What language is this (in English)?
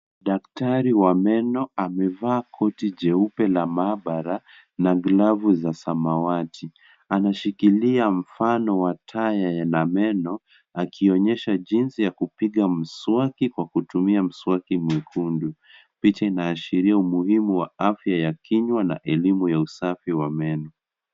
Swahili